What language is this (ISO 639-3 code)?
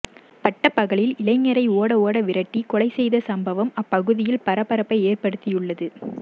tam